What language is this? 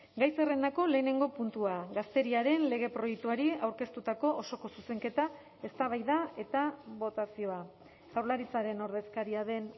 Basque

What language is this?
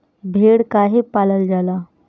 Bhojpuri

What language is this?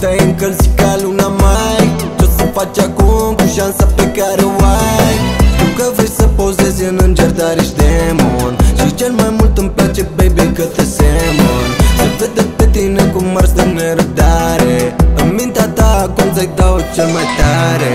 Romanian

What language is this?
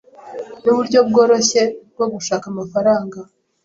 Kinyarwanda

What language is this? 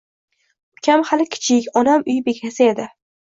Uzbek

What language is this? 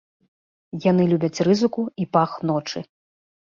Belarusian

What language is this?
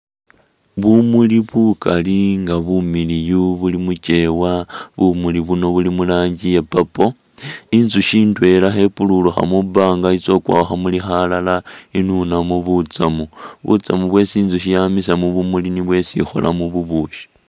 Masaaba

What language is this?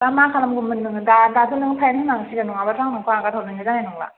Bodo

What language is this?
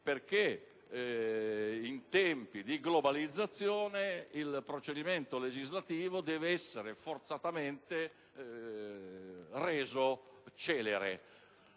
Italian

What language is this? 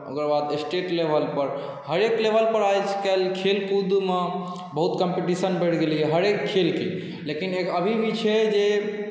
Maithili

